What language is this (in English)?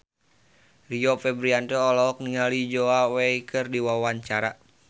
Sundanese